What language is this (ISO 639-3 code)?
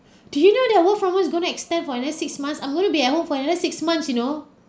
eng